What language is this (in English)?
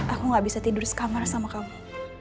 Indonesian